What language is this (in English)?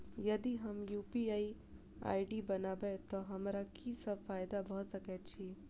Maithili